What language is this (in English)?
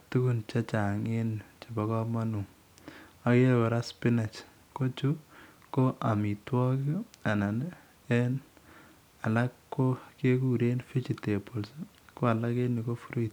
Kalenjin